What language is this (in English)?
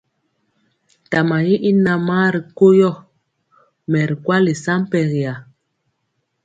Mpiemo